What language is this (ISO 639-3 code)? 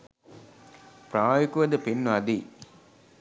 sin